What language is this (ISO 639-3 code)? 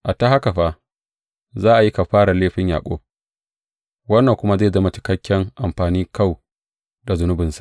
hau